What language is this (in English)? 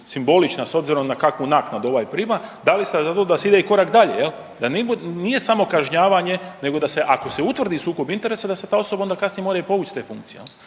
Croatian